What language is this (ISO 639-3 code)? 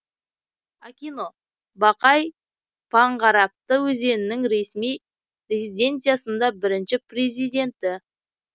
kaz